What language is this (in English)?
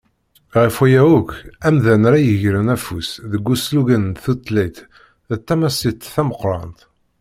Kabyle